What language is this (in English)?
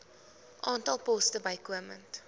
Afrikaans